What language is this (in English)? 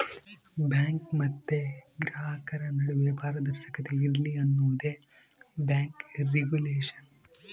Kannada